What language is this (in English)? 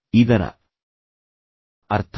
Kannada